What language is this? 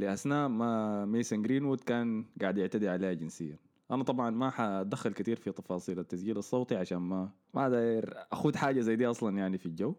Arabic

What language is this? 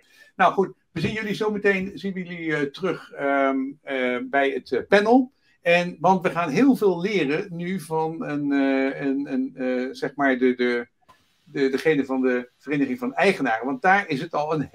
Dutch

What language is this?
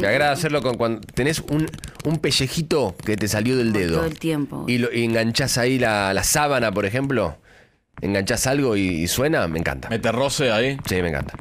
Spanish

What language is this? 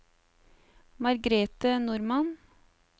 Norwegian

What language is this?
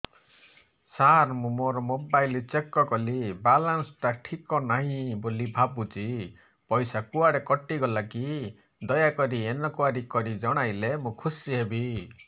Odia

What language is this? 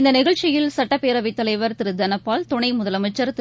Tamil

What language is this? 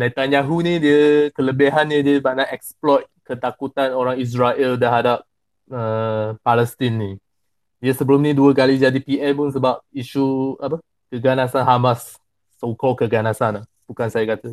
Malay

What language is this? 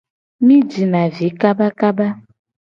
Gen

